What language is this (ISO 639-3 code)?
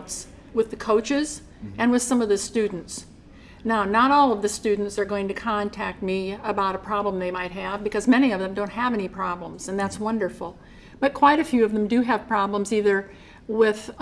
eng